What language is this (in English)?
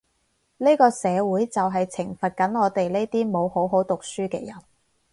Cantonese